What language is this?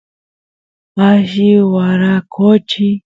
Santiago del Estero Quichua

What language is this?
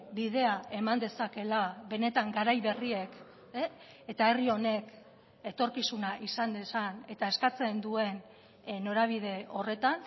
Basque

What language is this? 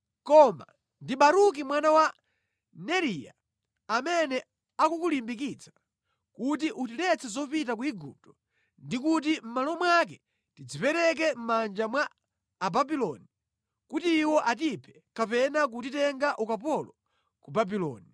Nyanja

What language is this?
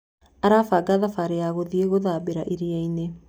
Kikuyu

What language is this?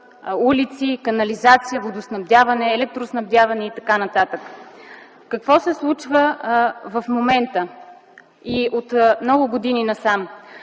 Bulgarian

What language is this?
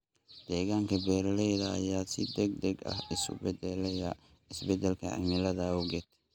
Somali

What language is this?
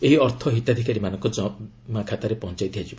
Odia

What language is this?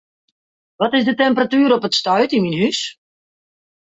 Western Frisian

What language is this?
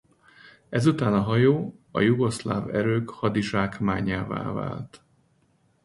Hungarian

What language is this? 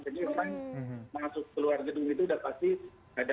Indonesian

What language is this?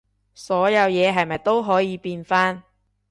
Cantonese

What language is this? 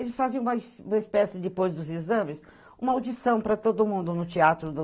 Portuguese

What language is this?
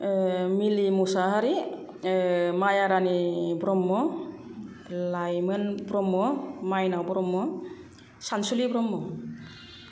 Bodo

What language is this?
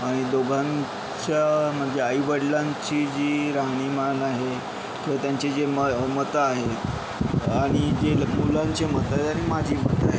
Marathi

